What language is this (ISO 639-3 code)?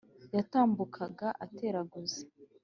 kin